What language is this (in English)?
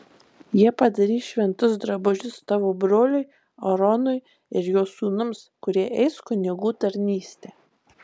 Lithuanian